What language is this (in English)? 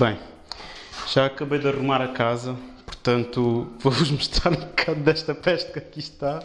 Portuguese